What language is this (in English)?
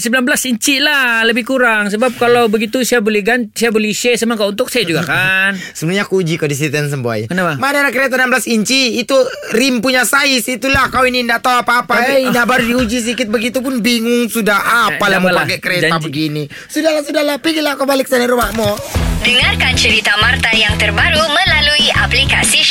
Malay